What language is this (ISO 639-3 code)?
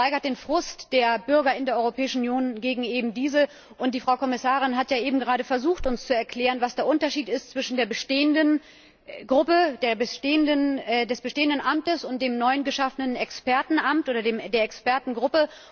deu